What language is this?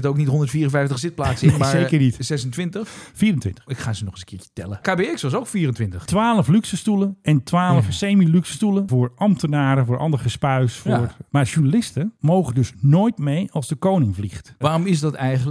Dutch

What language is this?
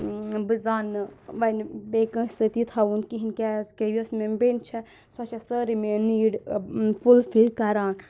Kashmiri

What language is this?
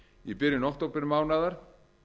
Icelandic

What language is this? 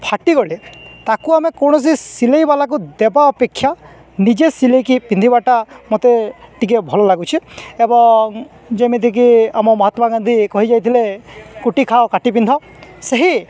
Odia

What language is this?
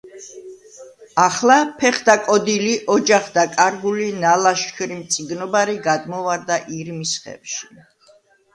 Georgian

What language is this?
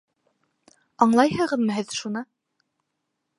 Bashkir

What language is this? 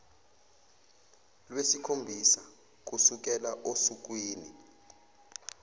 Zulu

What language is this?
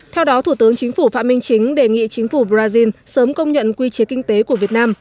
Vietnamese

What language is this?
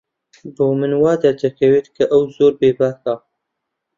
Central Kurdish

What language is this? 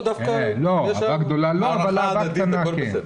Hebrew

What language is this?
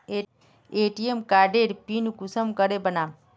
Magahi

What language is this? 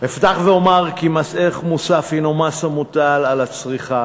Hebrew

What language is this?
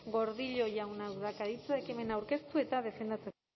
Basque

